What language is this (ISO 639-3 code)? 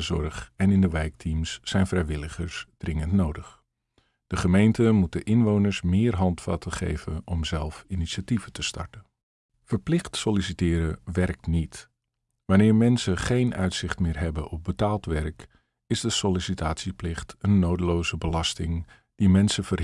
nld